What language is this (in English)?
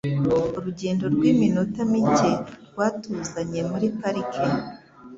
Kinyarwanda